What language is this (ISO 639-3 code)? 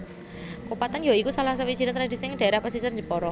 jav